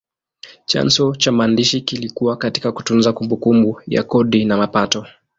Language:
Swahili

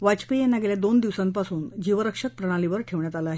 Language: Marathi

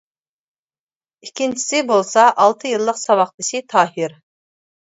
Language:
Uyghur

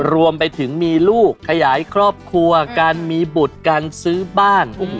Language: Thai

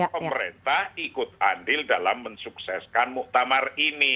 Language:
Indonesian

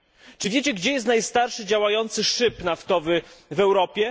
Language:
Polish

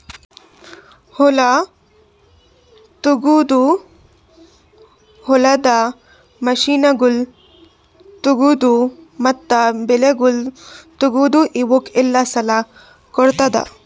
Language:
Kannada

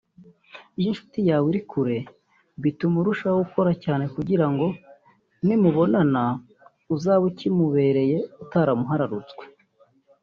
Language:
Kinyarwanda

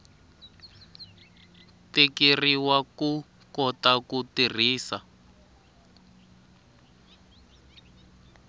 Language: Tsonga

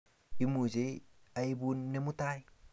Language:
Kalenjin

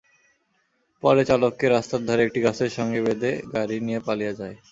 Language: Bangla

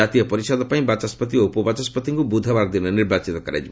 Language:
Odia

